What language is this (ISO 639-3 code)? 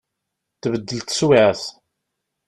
kab